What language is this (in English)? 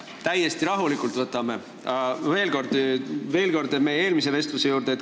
Estonian